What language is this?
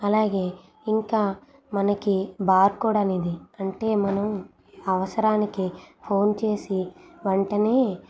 Telugu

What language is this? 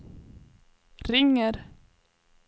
Swedish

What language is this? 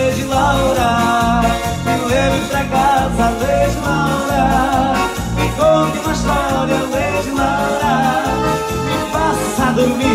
Portuguese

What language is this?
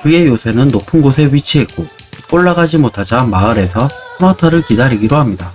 Korean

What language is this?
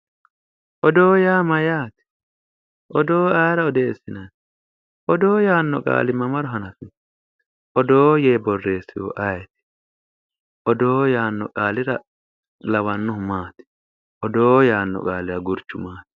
Sidamo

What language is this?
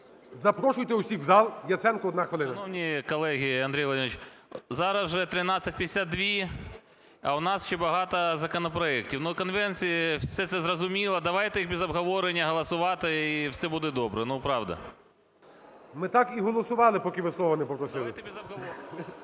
Ukrainian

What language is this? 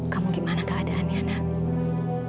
Indonesian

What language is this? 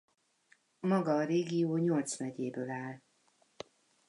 Hungarian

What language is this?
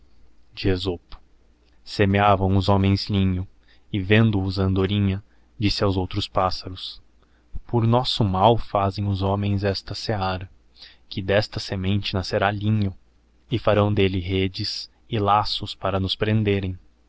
Portuguese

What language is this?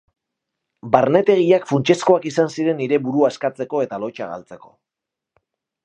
Basque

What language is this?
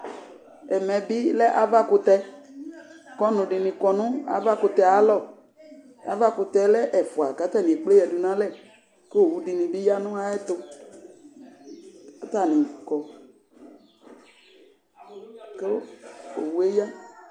Ikposo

